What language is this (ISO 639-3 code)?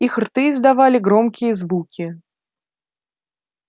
rus